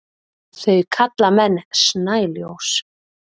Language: Icelandic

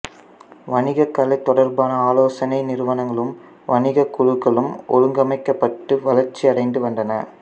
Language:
Tamil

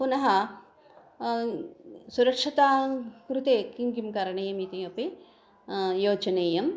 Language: Sanskrit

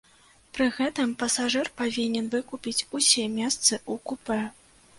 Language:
Belarusian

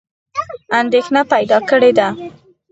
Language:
Pashto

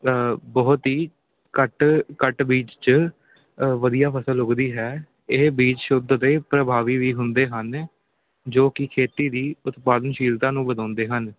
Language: Punjabi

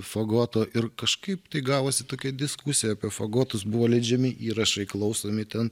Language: Lithuanian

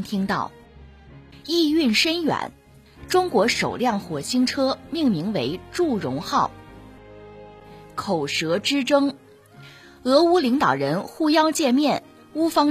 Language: Chinese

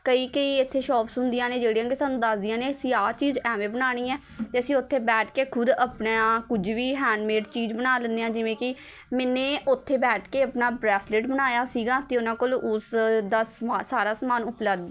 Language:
Punjabi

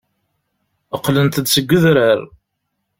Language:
Kabyle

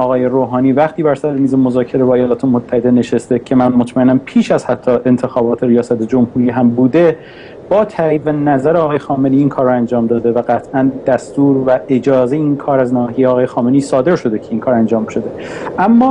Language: Persian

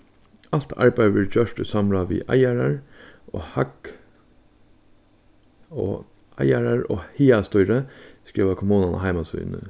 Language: Faroese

